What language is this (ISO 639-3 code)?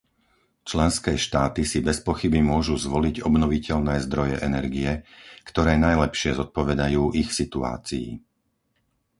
slk